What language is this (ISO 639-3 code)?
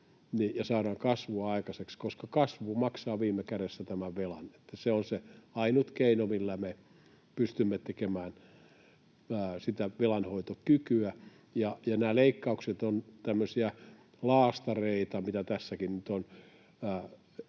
fin